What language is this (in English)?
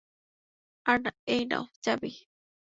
Bangla